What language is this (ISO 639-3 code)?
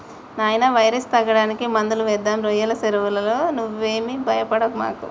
tel